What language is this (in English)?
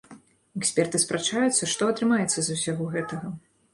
Belarusian